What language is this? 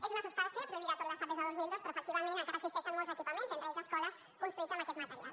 Catalan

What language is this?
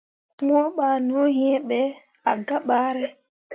Mundang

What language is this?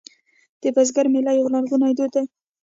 Pashto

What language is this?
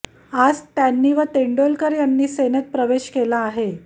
Marathi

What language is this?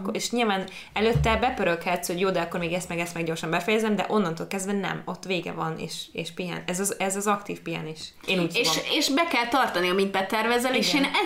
Hungarian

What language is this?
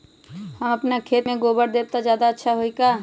Magahi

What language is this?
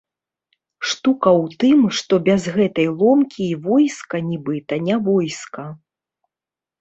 Belarusian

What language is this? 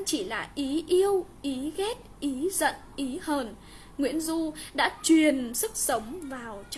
Vietnamese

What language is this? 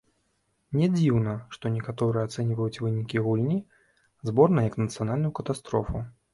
Belarusian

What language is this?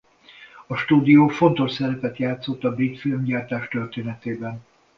Hungarian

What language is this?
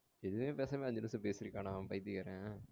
Tamil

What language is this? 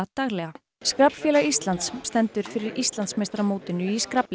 Icelandic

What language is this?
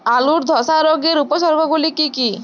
Bangla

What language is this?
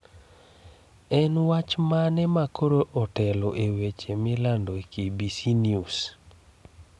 Luo (Kenya and Tanzania)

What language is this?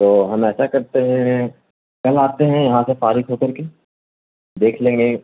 Urdu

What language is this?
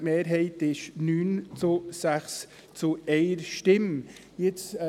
Swiss German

